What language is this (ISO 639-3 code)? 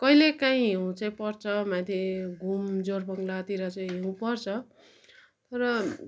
nep